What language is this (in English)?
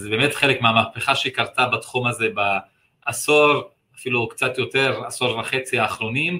Hebrew